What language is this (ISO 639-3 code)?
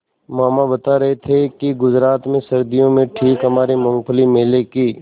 hin